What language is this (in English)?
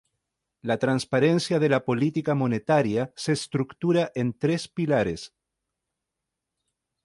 Spanish